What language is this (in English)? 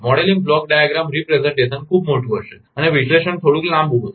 Gujarati